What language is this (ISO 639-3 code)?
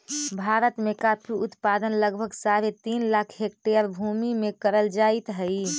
mag